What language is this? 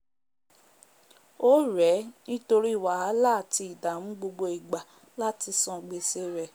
Yoruba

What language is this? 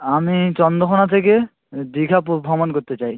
Bangla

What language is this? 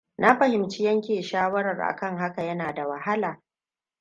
Hausa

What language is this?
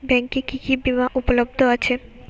Bangla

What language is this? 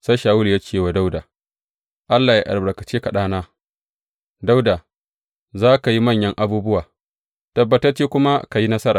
Hausa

